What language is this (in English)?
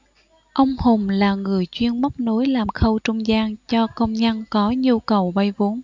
Vietnamese